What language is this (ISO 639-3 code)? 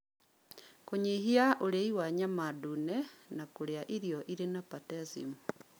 kik